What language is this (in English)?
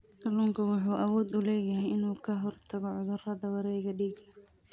Somali